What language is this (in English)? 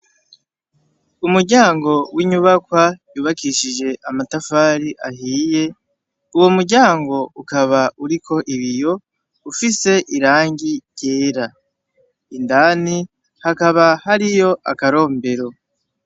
Rundi